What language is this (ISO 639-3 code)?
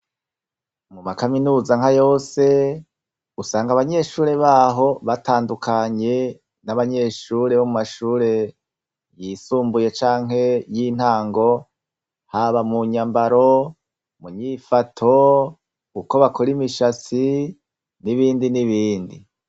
run